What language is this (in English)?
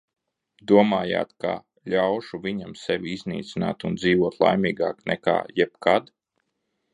Latvian